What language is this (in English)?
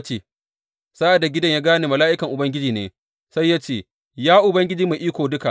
Hausa